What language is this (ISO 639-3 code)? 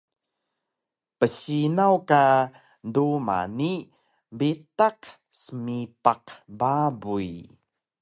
trv